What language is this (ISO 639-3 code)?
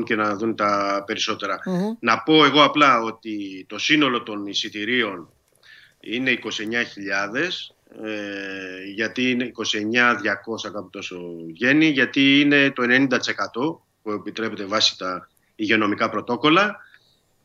ell